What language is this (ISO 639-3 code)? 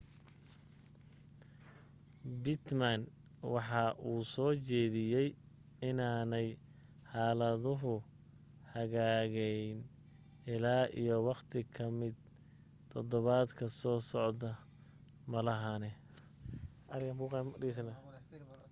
som